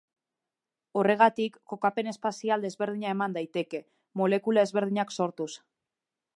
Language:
Basque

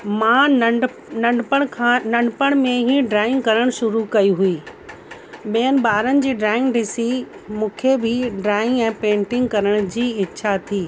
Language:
Sindhi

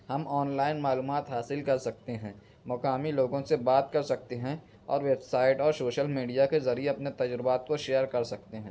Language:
Urdu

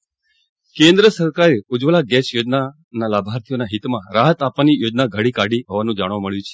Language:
Gujarati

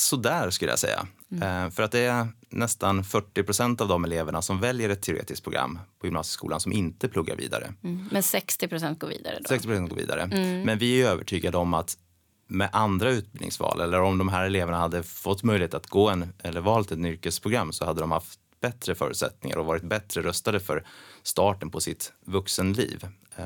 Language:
Swedish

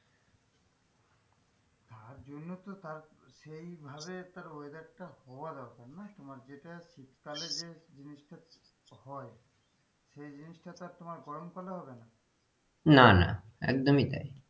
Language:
Bangla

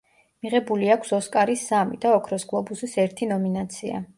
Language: Georgian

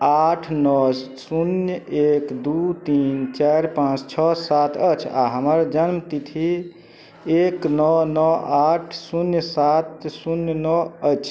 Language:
Maithili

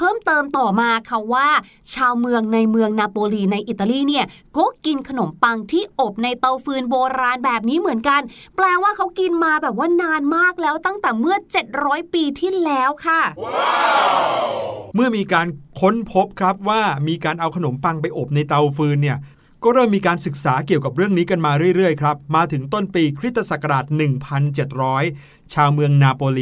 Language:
Thai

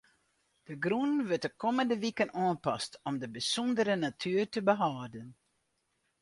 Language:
Western Frisian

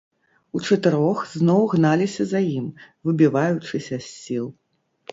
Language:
Belarusian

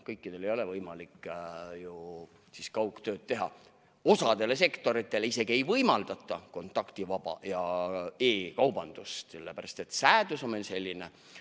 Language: Estonian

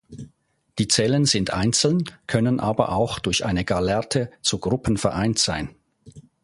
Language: German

